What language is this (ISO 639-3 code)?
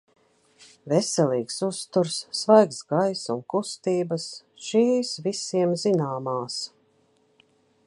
lav